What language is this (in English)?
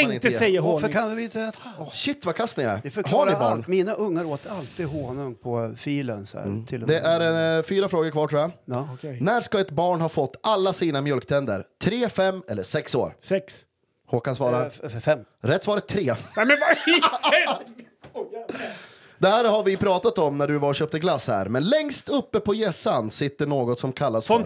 Swedish